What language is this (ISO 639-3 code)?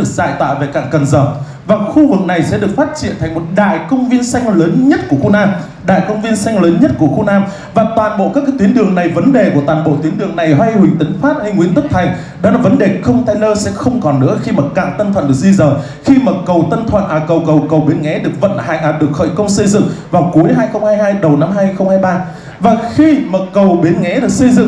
vie